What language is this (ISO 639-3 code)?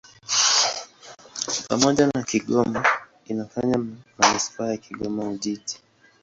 swa